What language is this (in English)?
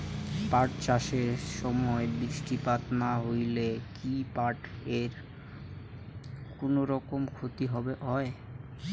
Bangla